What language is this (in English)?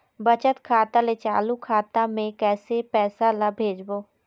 Chhattisgarhi